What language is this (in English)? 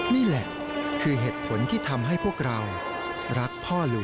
Thai